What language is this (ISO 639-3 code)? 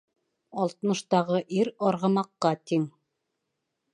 bak